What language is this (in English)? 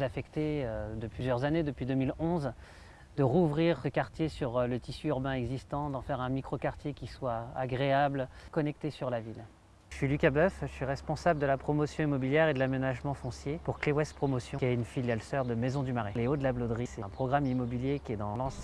French